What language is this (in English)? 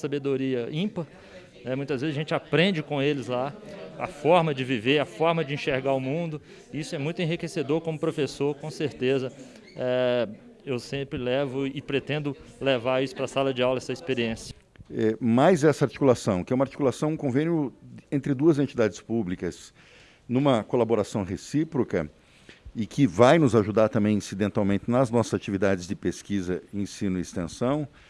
Portuguese